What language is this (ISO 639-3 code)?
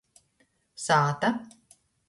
ltg